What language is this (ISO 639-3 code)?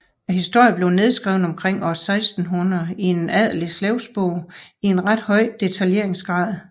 dan